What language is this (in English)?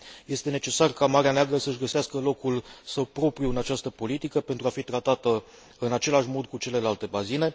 Romanian